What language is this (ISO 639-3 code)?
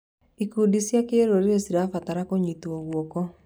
kik